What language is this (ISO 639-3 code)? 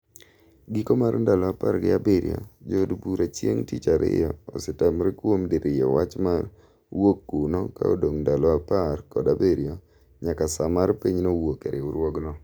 luo